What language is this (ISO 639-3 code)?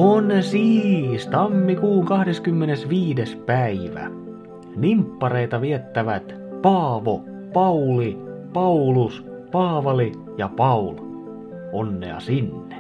fin